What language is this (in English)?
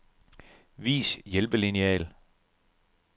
Danish